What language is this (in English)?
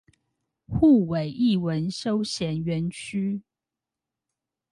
Chinese